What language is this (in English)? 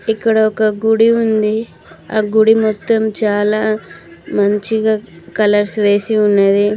Telugu